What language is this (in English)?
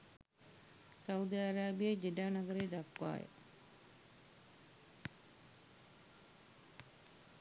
Sinhala